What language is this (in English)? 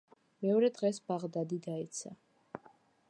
Georgian